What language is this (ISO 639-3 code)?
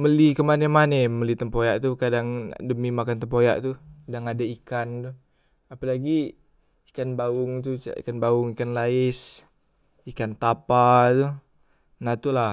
mui